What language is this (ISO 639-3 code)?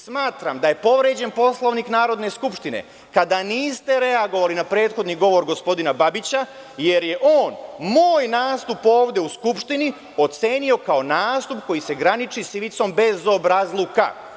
srp